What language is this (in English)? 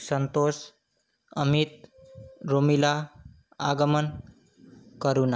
Sanskrit